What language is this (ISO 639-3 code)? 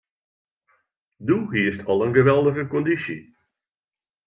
fry